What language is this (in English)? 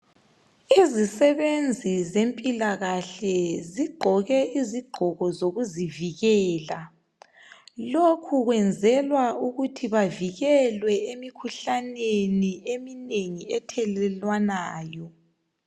North Ndebele